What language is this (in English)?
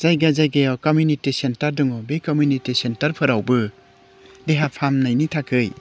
Bodo